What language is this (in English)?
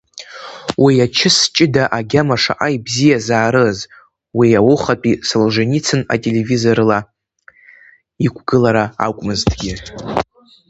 Abkhazian